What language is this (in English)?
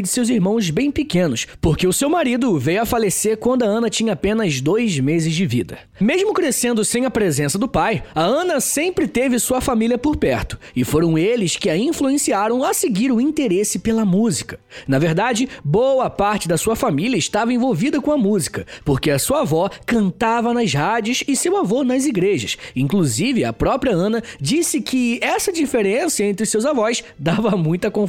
Portuguese